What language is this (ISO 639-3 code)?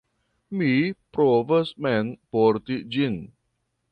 epo